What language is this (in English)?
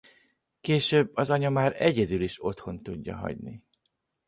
Hungarian